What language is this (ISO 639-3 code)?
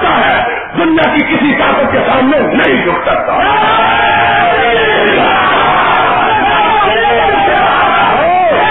urd